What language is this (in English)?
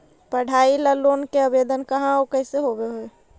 Magahi